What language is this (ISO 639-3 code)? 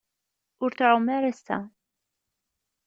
kab